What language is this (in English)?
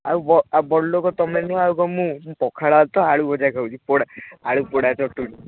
Odia